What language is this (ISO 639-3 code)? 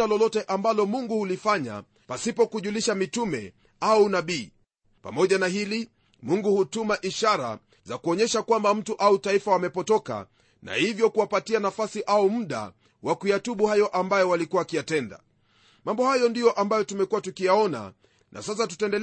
swa